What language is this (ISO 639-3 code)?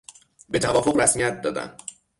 fas